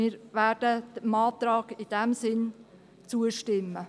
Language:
Swiss German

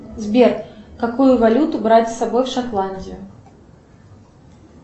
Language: Russian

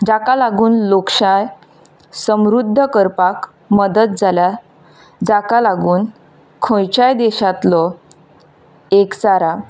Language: Konkani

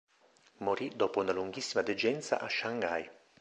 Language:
Italian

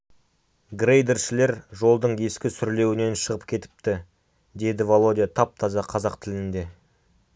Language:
Kazakh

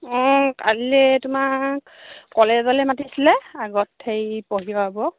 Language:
Assamese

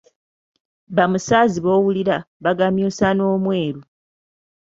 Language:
Ganda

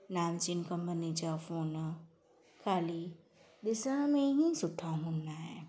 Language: Sindhi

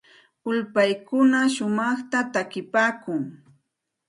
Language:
Santa Ana de Tusi Pasco Quechua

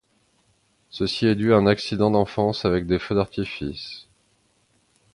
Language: French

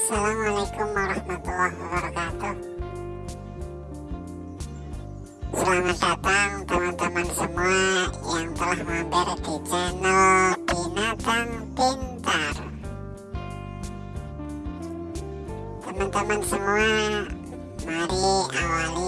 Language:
Indonesian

